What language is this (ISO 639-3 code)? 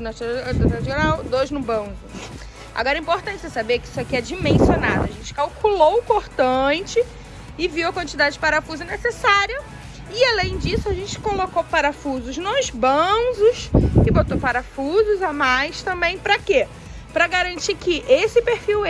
por